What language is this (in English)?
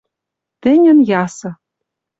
Western Mari